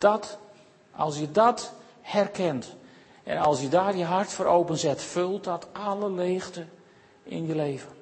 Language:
Dutch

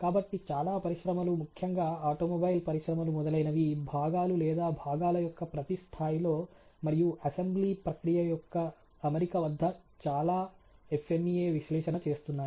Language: Telugu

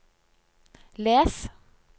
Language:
Norwegian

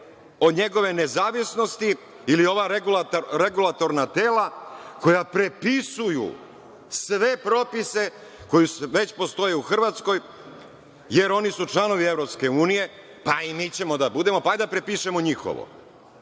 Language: Serbian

